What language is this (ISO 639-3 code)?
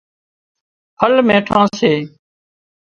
kxp